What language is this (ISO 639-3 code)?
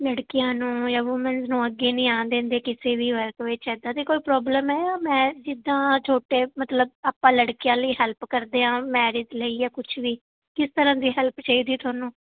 pan